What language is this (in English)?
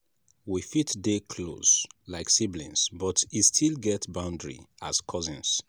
Nigerian Pidgin